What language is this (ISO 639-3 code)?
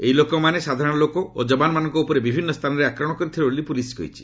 ori